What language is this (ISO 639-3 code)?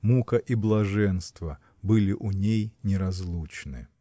rus